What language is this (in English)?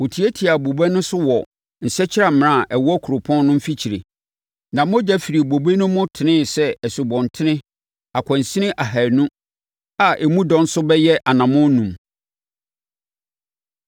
Akan